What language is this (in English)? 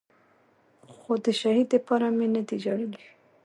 Pashto